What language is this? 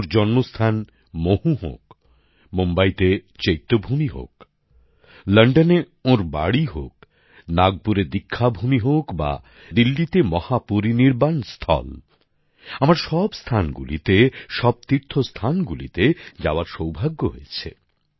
Bangla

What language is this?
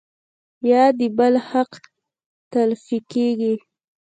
Pashto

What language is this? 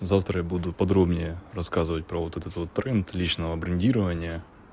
Russian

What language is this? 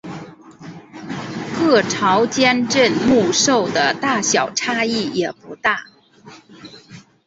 Chinese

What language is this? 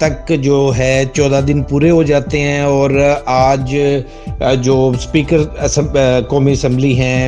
Urdu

